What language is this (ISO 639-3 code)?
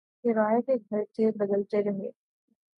urd